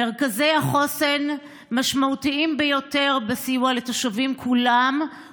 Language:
Hebrew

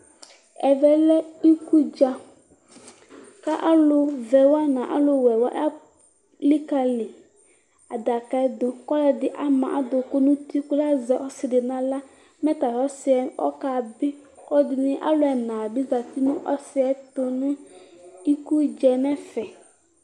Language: Ikposo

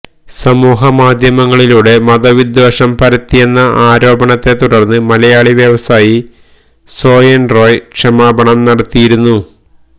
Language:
Malayalam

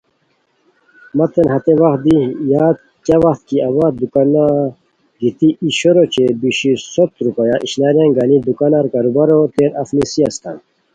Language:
Khowar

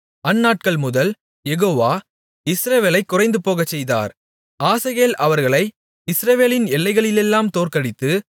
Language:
Tamil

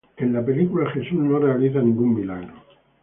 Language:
Spanish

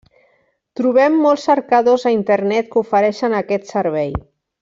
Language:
Catalan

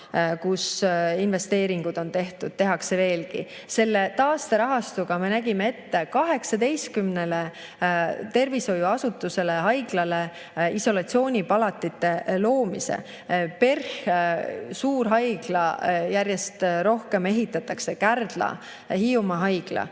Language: Estonian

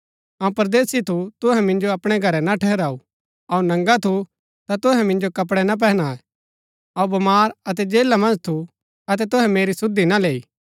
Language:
Gaddi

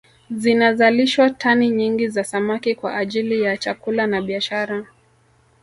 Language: Swahili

